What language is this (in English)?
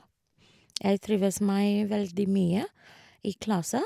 Norwegian